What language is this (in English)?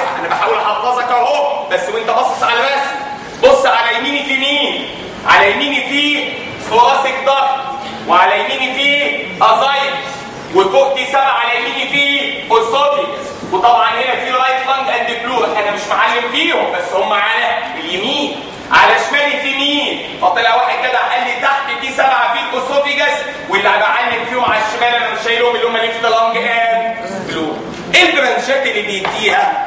Arabic